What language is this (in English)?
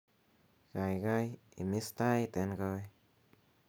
Kalenjin